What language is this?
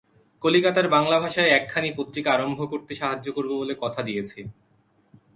Bangla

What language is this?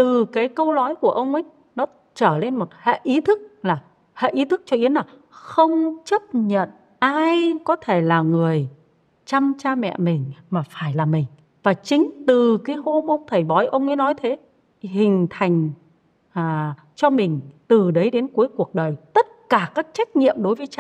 Vietnamese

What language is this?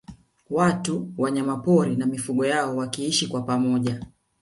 Swahili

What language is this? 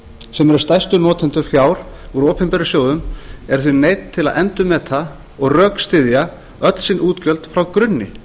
Icelandic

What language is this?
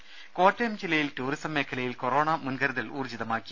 Malayalam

